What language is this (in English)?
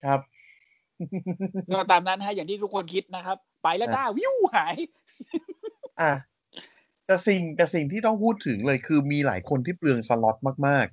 Thai